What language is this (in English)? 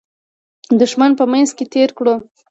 Pashto